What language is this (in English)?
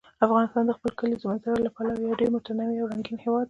Pashto